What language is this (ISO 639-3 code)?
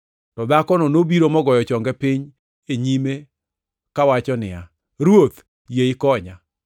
luo